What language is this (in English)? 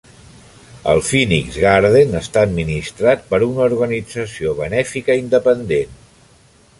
Catalan